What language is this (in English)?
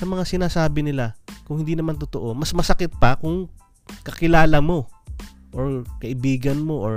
Filipino